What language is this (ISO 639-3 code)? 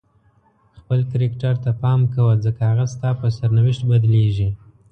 pus